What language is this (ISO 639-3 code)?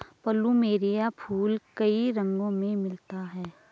hin